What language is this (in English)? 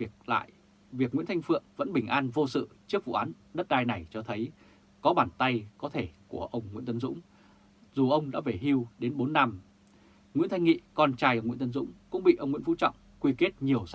Vietnamese